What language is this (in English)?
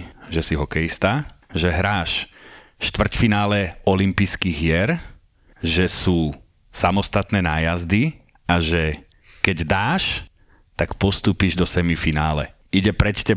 Slovak